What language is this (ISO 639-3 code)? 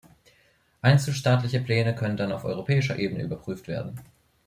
deu